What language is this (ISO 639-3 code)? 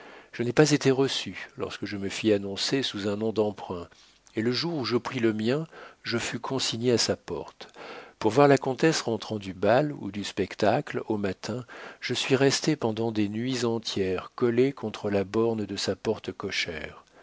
fra